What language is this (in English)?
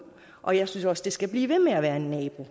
Danish